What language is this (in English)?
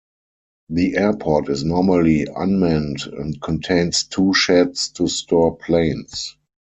English